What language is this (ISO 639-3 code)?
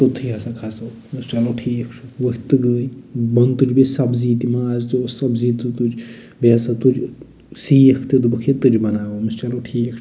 kas